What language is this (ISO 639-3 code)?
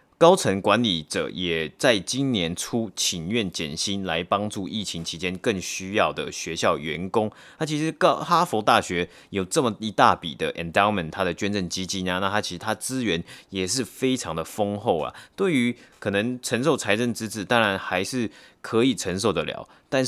zho